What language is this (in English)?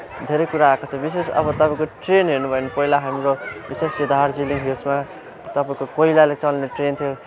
Nepali